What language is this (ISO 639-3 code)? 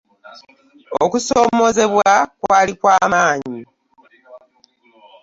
lug